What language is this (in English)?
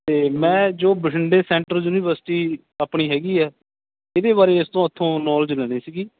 Punjabi